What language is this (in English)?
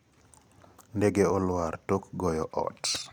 Luo (Kenya and Tanzania)